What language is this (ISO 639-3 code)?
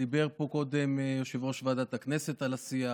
heb